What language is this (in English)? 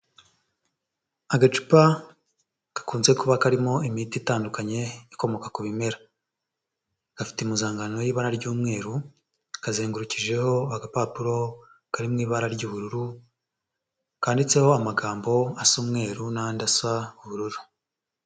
Kinyarwanda